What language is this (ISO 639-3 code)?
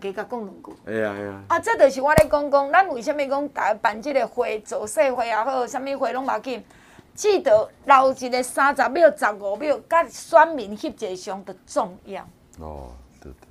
zho